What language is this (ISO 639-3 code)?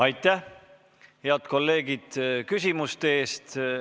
est